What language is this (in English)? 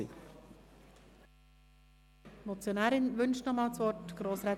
Swiss German